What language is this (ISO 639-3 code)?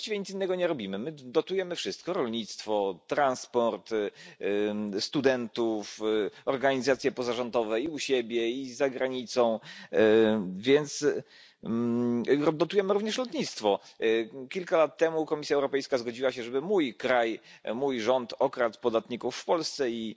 pol